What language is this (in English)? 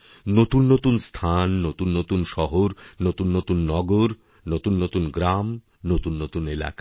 Bangla